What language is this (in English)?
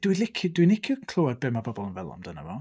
Welsh